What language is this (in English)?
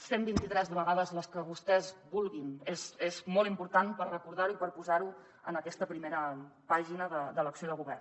Catalan